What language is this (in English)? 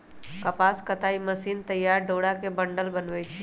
Magahi